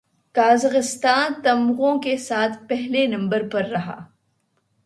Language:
Urdu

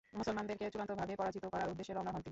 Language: Bangla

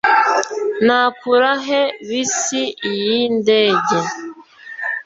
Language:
Kinyarwanda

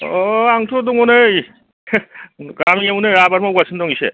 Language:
Bodo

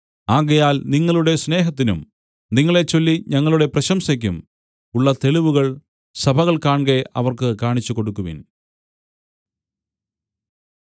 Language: Malayalam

